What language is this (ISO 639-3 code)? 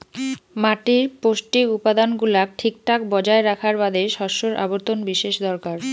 ben